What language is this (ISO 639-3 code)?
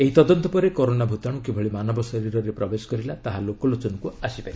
ori